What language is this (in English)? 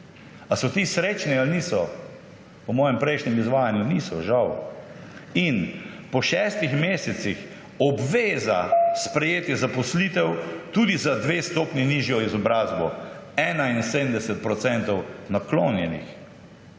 Slovenian